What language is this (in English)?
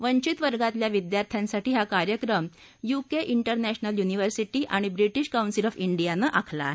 Marathi